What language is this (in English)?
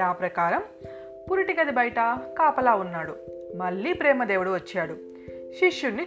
Telugu